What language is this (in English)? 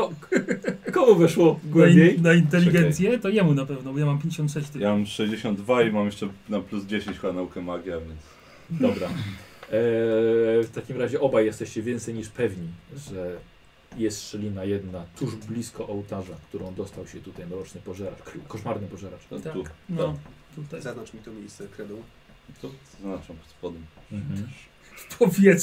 Polish